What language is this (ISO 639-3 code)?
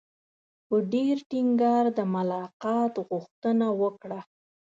pus